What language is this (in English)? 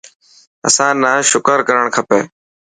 Dhatki